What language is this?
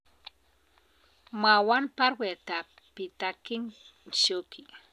Kalenjin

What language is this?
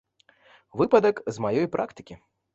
Belarusian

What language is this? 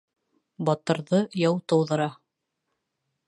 Bashkir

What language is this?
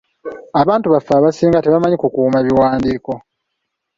Ganda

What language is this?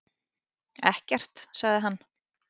Icelandic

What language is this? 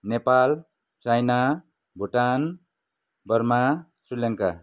Nepali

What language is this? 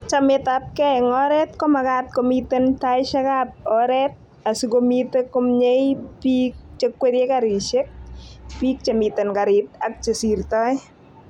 Kalenjin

